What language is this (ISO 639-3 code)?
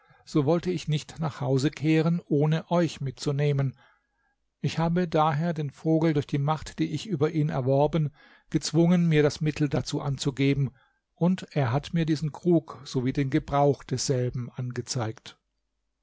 deu